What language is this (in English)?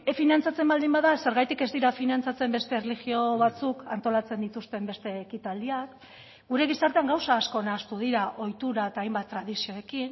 Basque